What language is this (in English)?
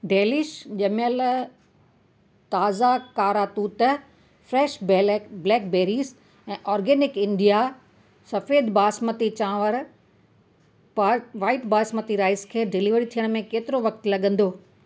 Sindhi